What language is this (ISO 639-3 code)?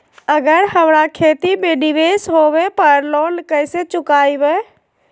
mag